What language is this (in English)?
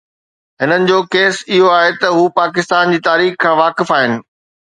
Sindhi